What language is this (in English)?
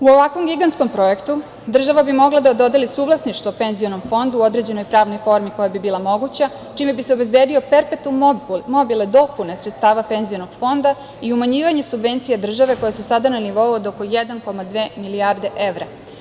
Serbian